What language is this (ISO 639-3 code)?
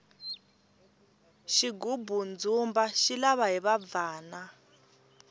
tso